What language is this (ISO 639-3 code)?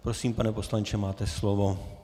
ces